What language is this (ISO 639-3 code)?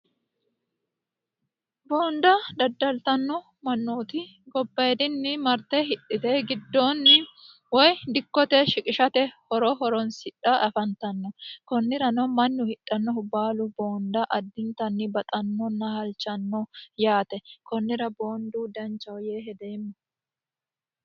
sid